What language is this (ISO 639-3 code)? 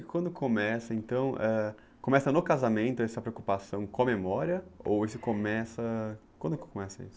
por